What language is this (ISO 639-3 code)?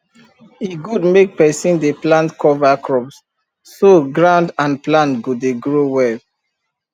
pcm